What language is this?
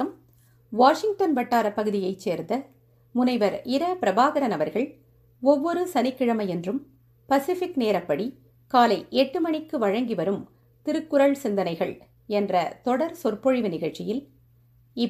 Tamil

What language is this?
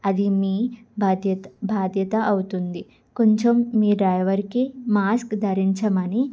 Telugu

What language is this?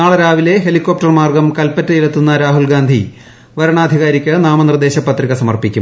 Malayalam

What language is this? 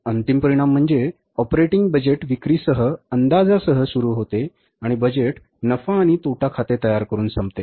Marathi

